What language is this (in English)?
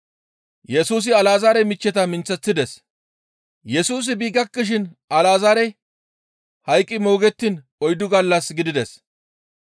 Gamo